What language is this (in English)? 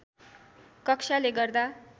Nepali